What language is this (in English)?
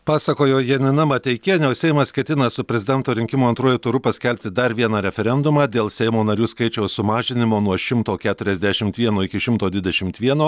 Lithuanian